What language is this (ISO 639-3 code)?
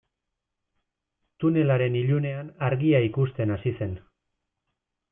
eus